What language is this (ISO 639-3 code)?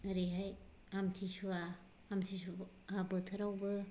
brx